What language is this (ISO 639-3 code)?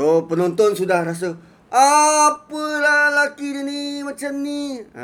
msa